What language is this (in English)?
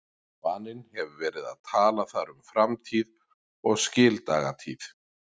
Icelandic